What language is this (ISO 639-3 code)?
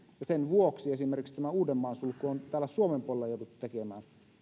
fin